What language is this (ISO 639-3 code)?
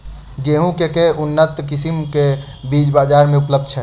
mai